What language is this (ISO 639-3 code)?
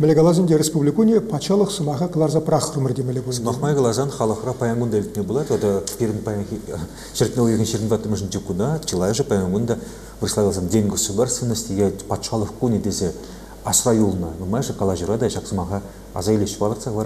rus